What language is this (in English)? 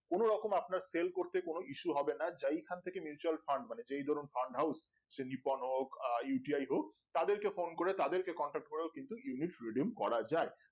Bangla